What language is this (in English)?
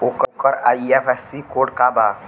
Bhojpuri